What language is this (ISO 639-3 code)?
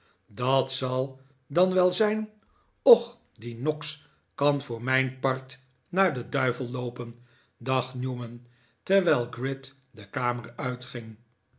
nld